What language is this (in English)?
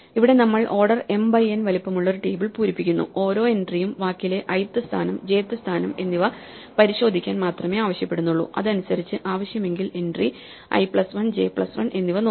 Malayalam